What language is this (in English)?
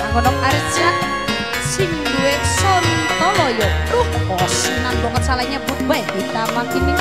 Indonesian